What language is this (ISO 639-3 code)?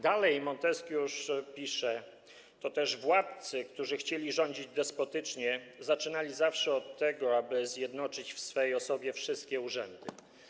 pol